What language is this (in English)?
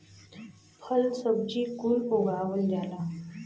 Bhojpuri